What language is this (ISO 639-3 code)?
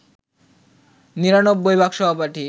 ben